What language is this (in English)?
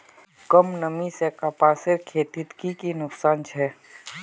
Magahi